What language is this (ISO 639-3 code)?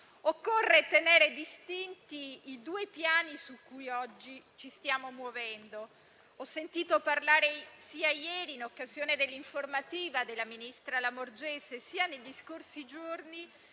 ita